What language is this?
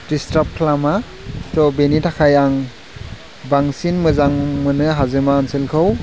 Bodo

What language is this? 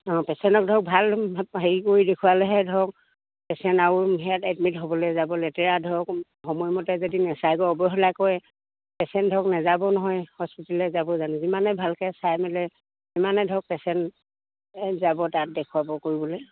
Assamese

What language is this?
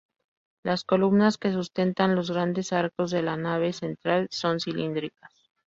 Spanish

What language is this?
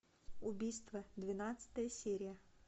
Russian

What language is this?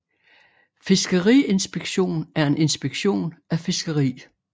Danish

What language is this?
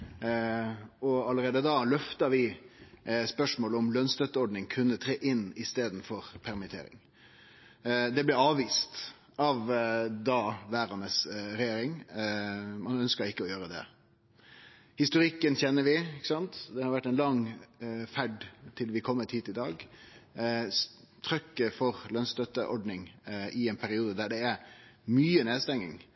Norwegian Nynorsk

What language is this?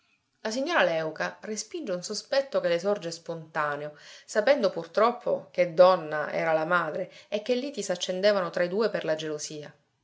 Italian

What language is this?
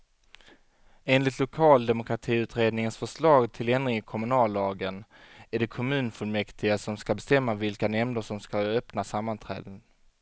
Swedish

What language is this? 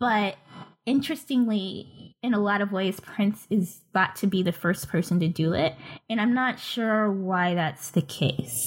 English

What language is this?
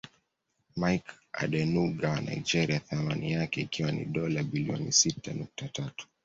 Swahili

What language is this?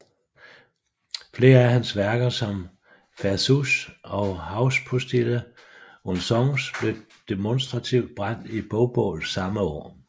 Danish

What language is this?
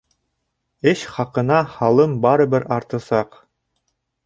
Bashkir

